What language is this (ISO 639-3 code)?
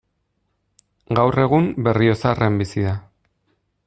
eus